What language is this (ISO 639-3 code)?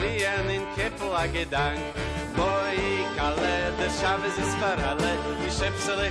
slk